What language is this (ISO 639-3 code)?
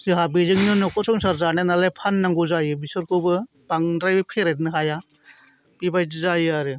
brx